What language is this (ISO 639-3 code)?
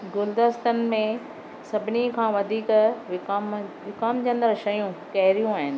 snd